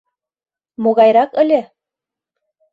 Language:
Mari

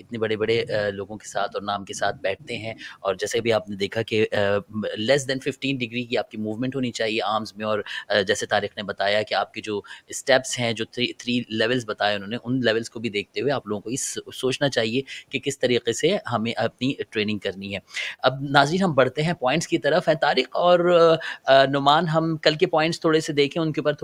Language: Hindi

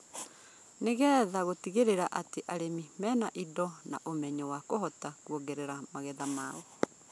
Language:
Kikuyu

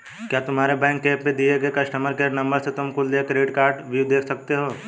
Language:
Hindi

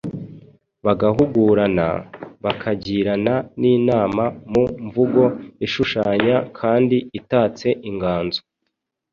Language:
Kinyarwanda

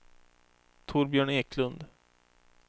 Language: Swedish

